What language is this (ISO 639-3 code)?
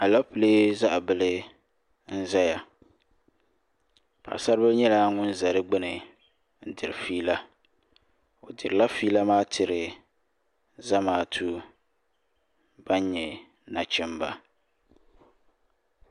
dag